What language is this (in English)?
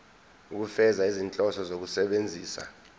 Zulu